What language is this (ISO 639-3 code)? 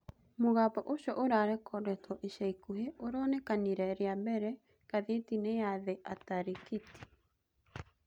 kik